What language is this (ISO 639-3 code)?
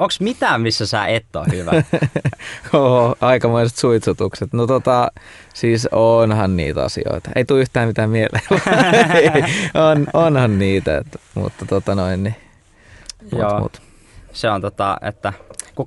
fin